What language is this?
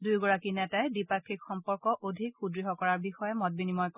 Assamese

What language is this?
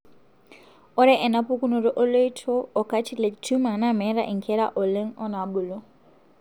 Masai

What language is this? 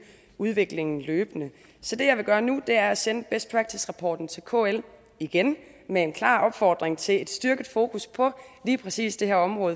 Danish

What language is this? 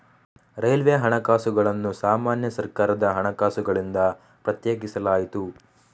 Kannada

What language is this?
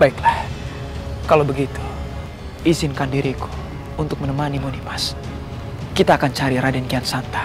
Indonesian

